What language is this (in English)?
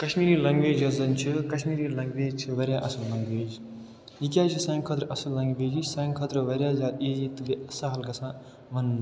Kashmiri